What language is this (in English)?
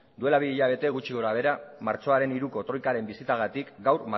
Basque